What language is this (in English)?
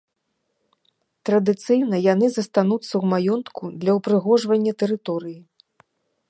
Belarusian